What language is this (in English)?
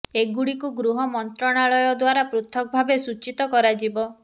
Odia